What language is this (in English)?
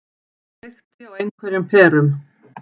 Icelandic